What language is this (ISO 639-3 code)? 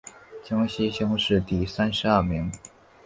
zho